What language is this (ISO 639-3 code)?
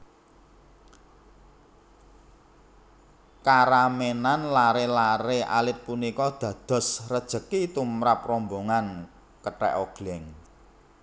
jav